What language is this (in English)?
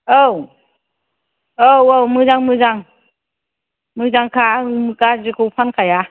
Bodo